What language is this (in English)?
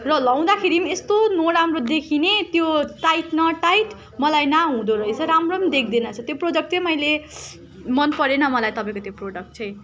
Nepali